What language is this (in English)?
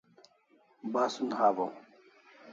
Kalasha